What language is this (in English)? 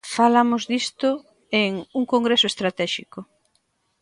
Galician